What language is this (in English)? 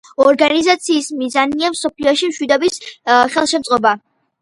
Georgian